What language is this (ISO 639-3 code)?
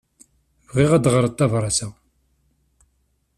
kab